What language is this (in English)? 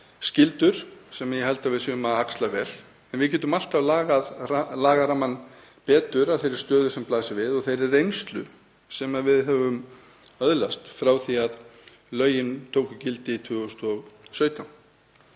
Icelandic